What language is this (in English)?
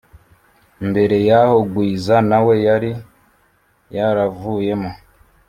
Kinyarwanda